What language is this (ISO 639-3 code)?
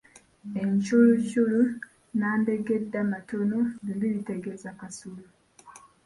lug